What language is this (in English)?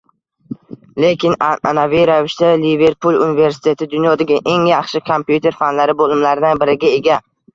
Uzbek